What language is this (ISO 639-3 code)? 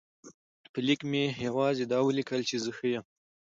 pus